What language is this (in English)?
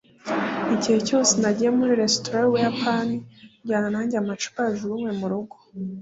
Kinyarwanda